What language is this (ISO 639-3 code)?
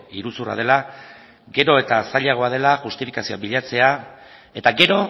eus